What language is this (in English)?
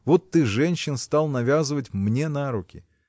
Russian